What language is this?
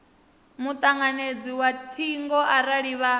Venda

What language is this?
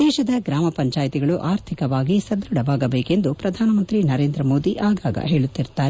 Kannada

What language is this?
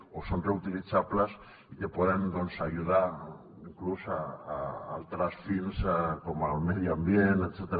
Catalan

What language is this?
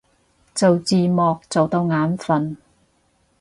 Cantonese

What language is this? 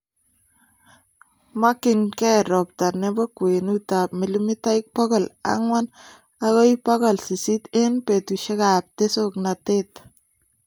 Kalenjin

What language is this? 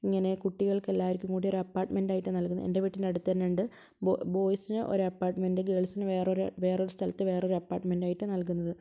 Malayalam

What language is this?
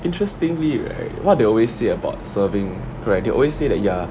English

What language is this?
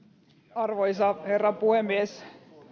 Finnish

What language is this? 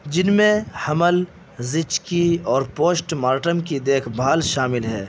Urdu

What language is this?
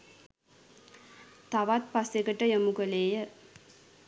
Sinhala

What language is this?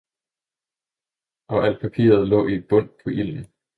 Danish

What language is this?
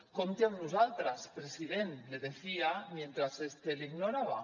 Catalan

